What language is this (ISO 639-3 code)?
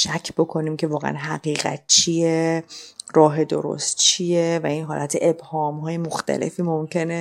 fas